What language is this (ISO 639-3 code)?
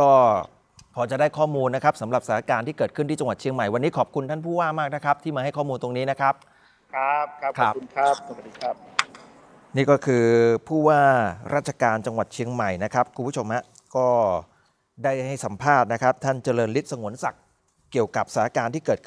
tha